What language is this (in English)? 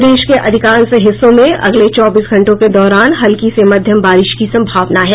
Hindi